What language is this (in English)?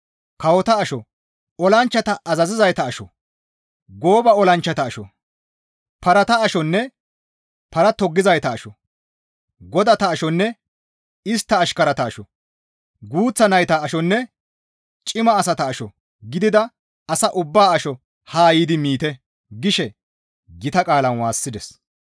Gamo